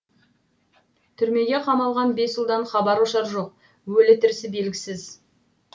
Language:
Kazakh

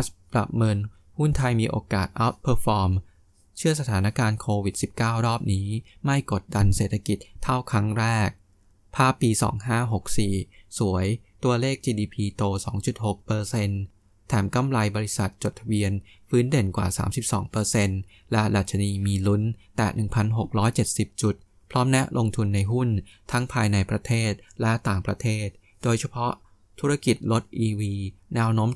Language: Thai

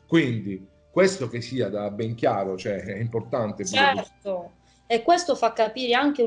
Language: Italian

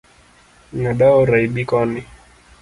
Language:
Luo (Kenya and Tanzania)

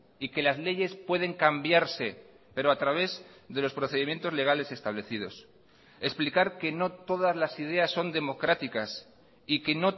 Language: Spanish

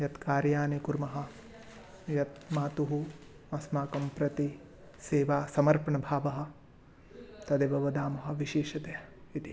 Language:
Sanskrit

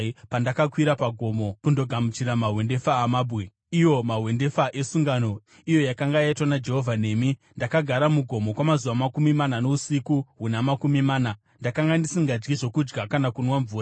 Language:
Shona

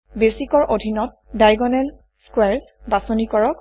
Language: Assamese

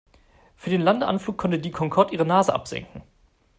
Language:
German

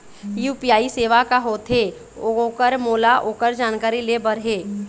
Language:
Chhattisgarhi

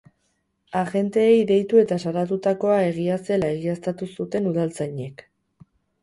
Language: Basque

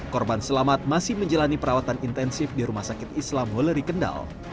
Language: Indonesian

